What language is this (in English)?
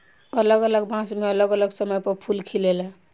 Bhojpuri